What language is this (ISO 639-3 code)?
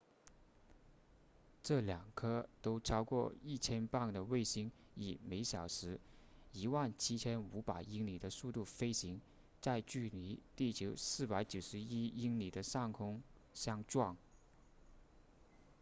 zho